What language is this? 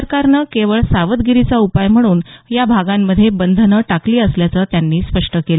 Marathi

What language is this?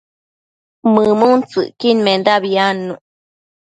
Matsés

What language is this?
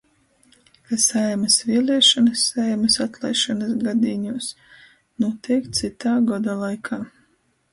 Latgalian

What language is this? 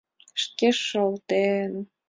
Mari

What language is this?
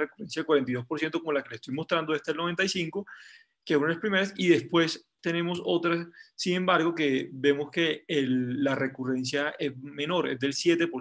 Spanish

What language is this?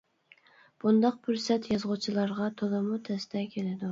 Uyghur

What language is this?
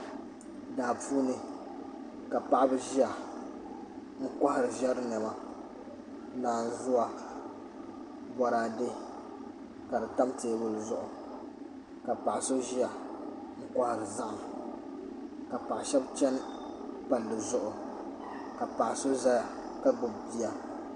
Dagbani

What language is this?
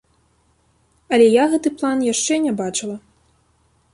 Belarusian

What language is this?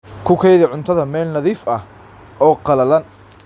Somali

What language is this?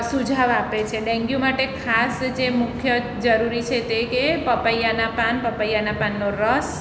Gujarati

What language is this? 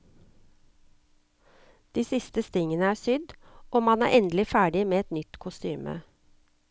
Norwegian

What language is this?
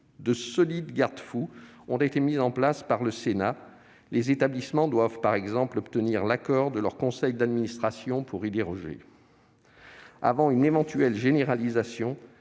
French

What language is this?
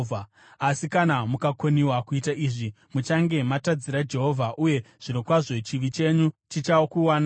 Shona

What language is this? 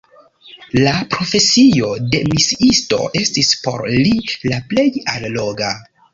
Esperanto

